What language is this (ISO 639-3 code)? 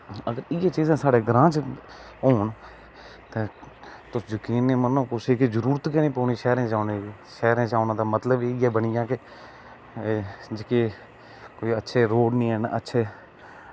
doi